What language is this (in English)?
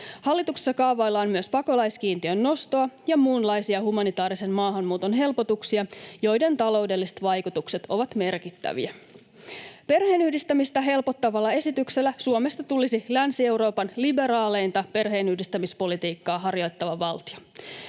Finnish